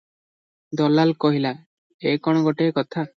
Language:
Odia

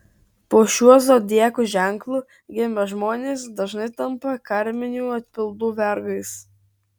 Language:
Lithuanian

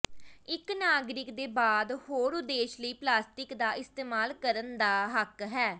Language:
Punjabi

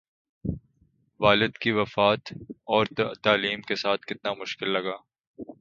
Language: Urdu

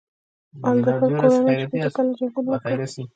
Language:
Pashto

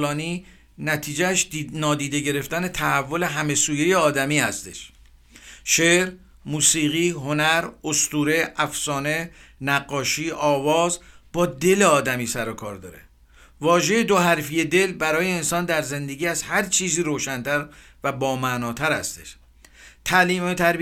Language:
Persian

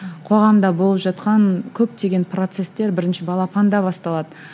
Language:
Kazakh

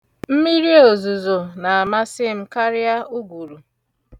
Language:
Igbo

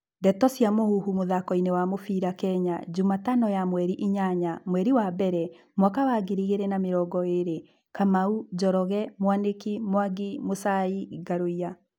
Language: Kikuyu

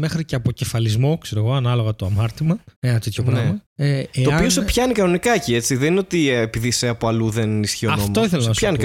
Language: Greek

